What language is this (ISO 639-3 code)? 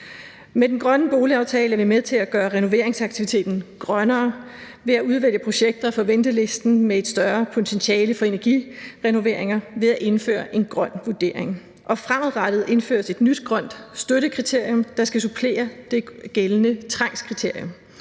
dan